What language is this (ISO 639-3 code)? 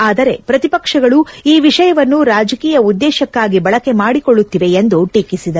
kan